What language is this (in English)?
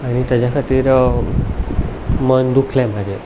Konkani